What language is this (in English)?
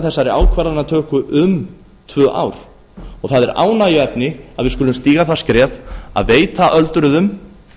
Icelandic